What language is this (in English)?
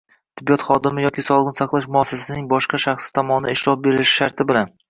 Uzbek